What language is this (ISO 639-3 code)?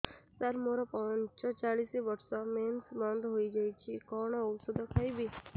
ori